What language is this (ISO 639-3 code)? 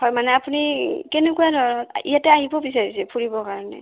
asm